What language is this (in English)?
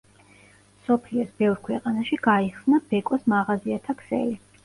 Georgian